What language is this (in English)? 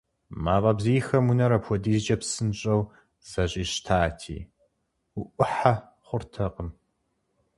Kabardian